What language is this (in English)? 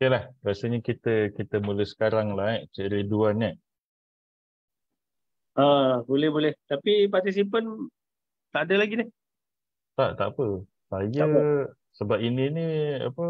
Malay